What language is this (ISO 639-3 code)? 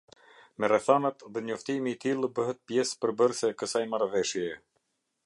sqi